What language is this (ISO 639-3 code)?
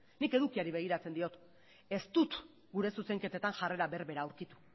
eus